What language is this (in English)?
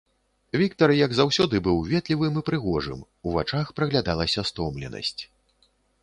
Belarusian